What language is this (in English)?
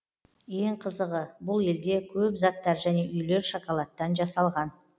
Kazakh